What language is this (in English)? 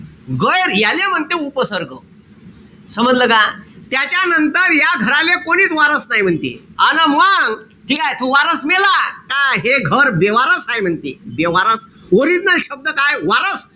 Marathi